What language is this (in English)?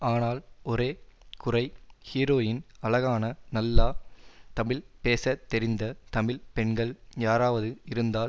Tamil